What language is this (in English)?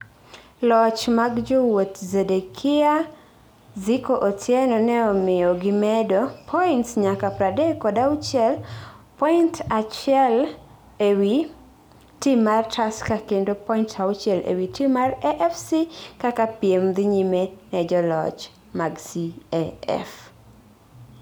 Luo (Kenya and Tanzania)